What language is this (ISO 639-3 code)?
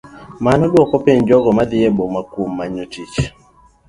luo